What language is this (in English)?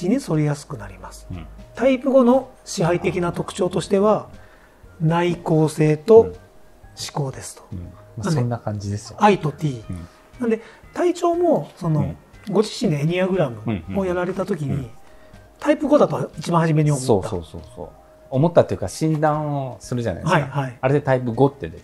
Japanese